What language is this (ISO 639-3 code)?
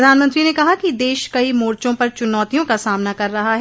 hin